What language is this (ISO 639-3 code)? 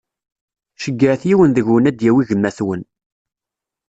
kab